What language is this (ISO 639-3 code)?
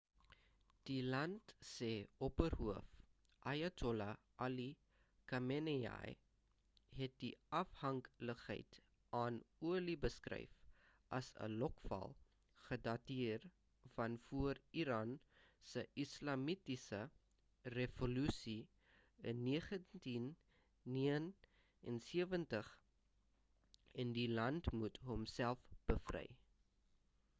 afr